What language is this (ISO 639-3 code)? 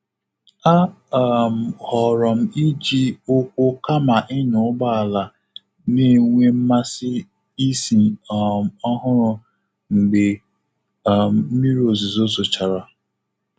ibo